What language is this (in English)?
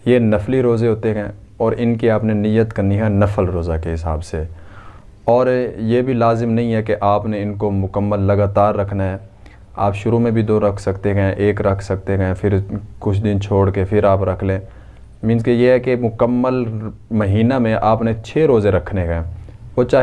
Urdu